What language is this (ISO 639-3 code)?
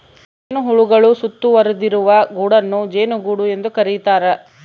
kan